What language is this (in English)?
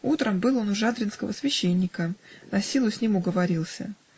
Russian